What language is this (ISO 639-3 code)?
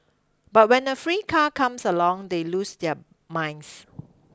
eng